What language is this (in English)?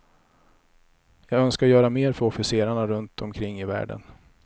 Swedish